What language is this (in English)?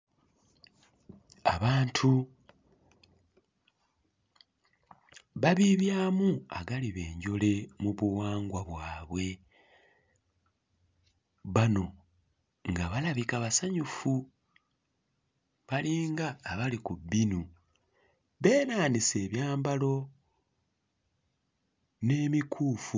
Ganda